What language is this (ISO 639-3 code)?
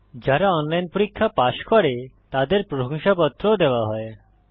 ben